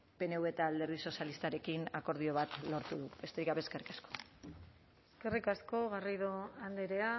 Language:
Basque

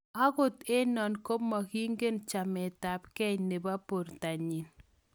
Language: Kalenjin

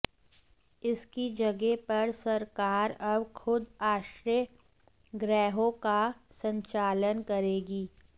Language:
Hindi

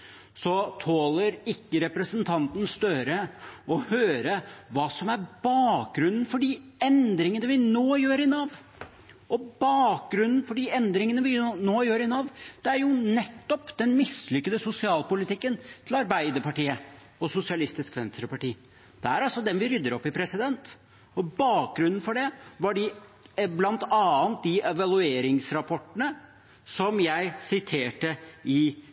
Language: Norwegian Bokmål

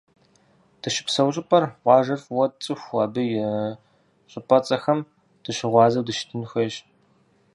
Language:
Kabardian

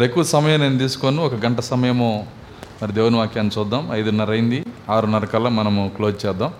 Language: Telugu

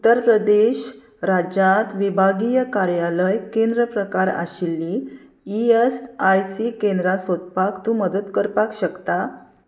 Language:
Konkani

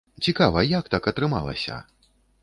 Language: Belarusian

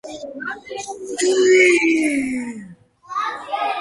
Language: Georgian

